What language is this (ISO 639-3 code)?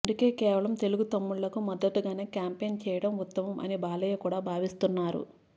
tel